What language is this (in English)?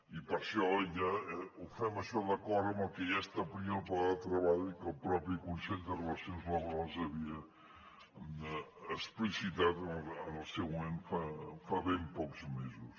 Catalan